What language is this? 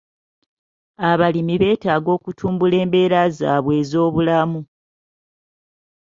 Ganda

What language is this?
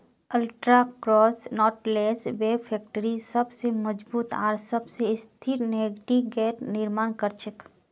Magahi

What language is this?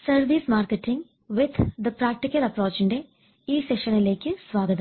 Malayalam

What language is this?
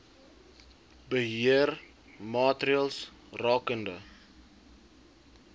Afrikaans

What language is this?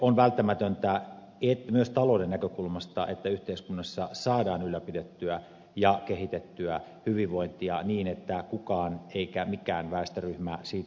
Finnish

